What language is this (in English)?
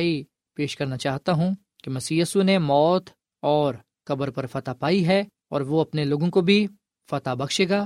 Urdu